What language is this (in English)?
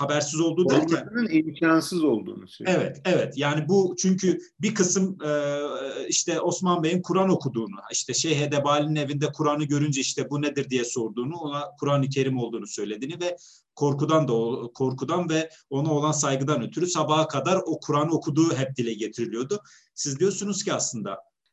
Turkish